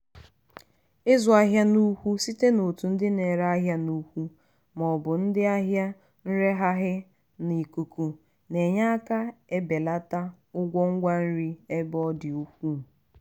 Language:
Igbo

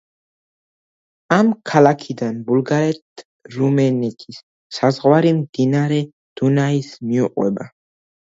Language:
Georgian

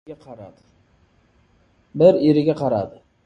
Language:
Uzbek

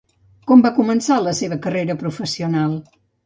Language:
Catalan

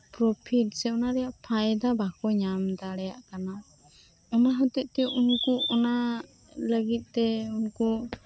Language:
Santali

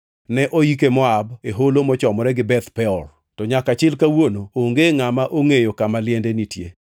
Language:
Luo (Kenya and Tanzania)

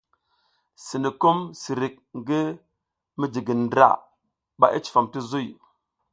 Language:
South Giziga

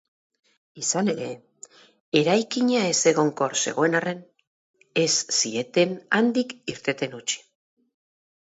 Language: Basque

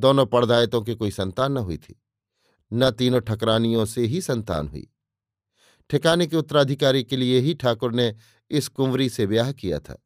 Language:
Hindi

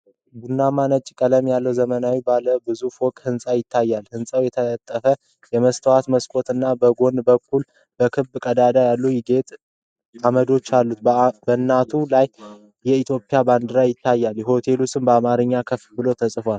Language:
Amharic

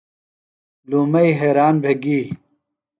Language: Phalura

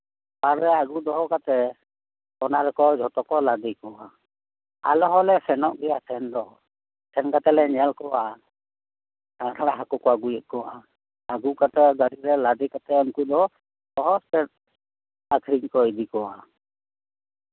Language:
Santali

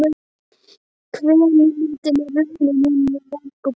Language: Icelandic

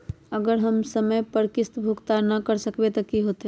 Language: Magahi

